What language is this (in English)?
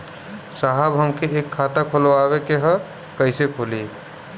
Bhojpuri